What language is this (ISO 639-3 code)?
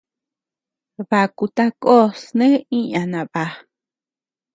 cux